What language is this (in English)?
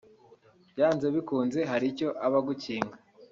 Kinyarwanda